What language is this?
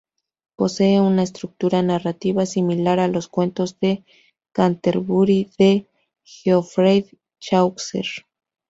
Spanish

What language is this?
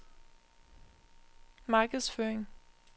Danish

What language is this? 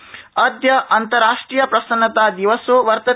Sanskrit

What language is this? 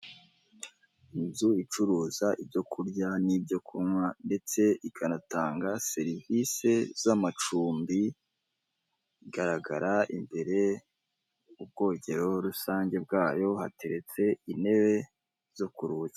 Kinyarwanda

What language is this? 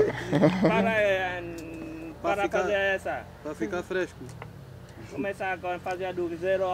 Vietnamese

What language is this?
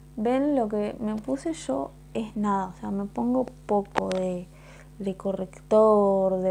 Spanish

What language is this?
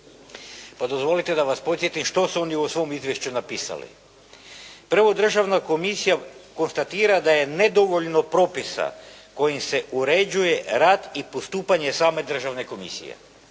Croatian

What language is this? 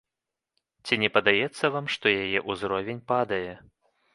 Belarusian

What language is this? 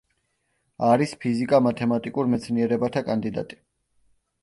Georgian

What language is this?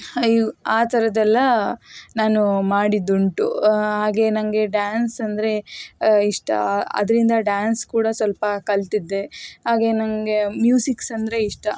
Kannada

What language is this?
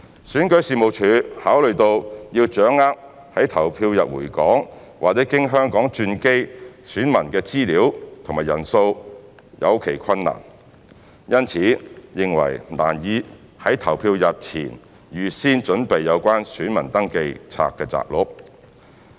Cantonese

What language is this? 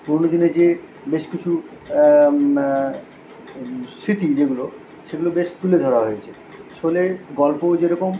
Bangla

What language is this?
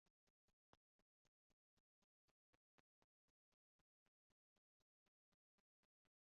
Esperanto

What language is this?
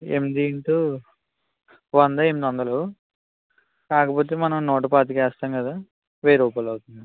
Telugu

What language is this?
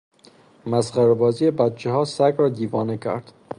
Persian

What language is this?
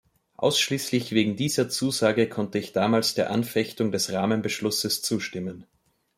German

